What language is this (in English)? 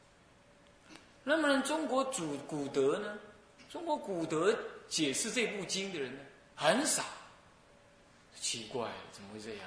Chinese